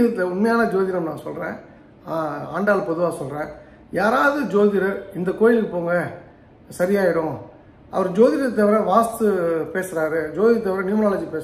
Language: Tamil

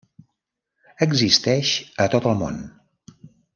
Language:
Catalan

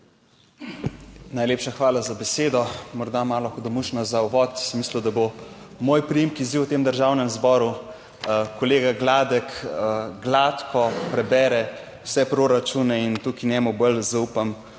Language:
Slovenian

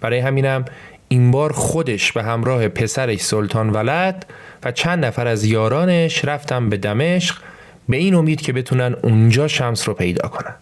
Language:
Persian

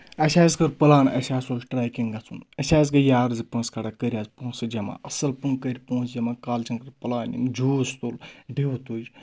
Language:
Kashmiri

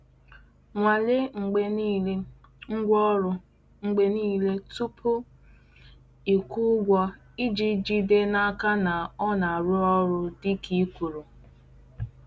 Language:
Igbo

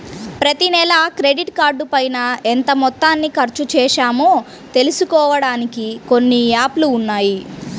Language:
Telugu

